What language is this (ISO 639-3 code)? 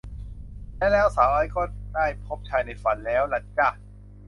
tha